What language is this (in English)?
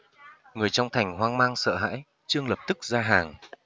Vietnamese